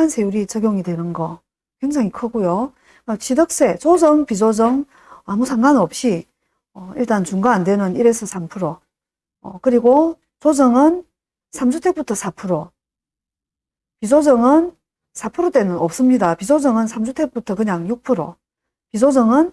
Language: Korean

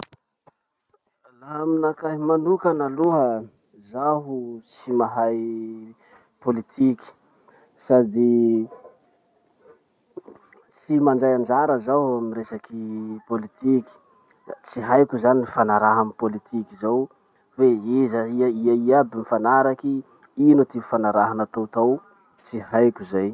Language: Masikoro Malagasy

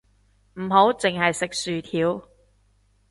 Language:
Cantonese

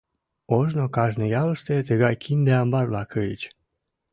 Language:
Mari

